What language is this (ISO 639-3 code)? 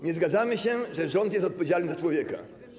pol